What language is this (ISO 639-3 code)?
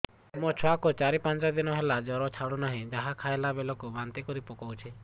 ori